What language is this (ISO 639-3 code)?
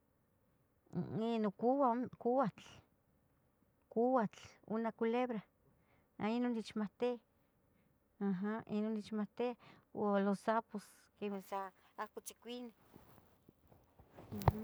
nhg